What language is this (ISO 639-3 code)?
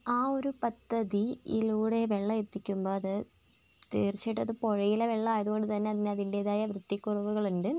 mal